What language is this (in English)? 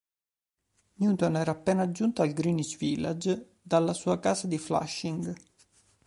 Italian